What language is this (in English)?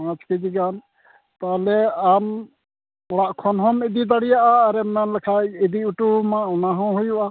Santali